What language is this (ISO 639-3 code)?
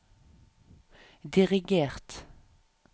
nor